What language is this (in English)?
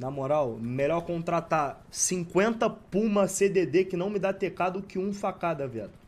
Portuguese